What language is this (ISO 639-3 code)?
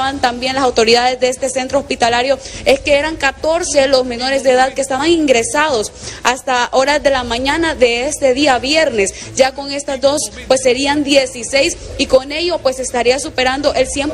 spa